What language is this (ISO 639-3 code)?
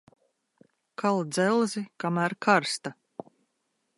lav